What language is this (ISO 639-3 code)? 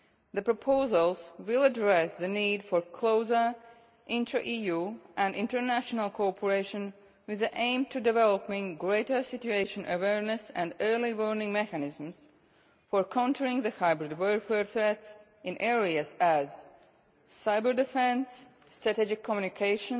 eng